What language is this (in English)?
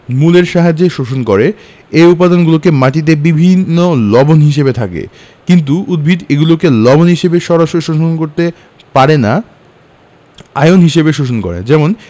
Bangla